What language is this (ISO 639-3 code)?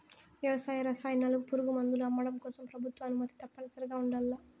tel